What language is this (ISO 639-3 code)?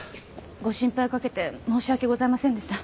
jpn